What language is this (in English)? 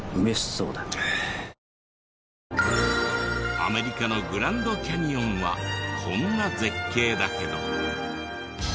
Japanese